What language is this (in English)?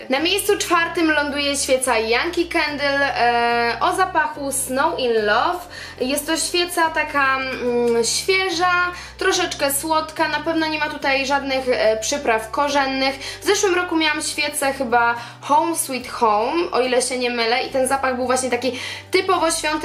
Polish